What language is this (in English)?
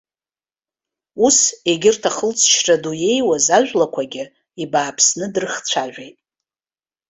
Abkhazian